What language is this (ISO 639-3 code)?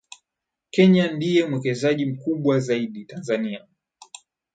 swa